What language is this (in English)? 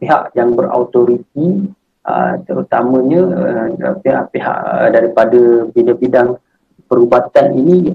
Malay